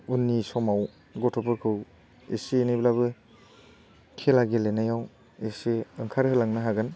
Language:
Bodo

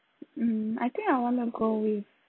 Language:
English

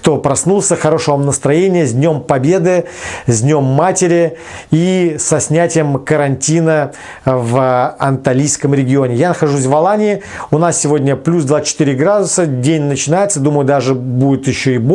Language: Russian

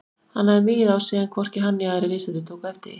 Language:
Icelandic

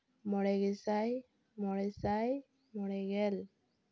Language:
Santali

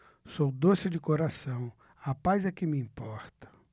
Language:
Portuguese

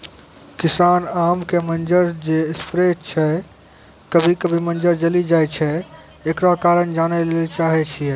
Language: Maithili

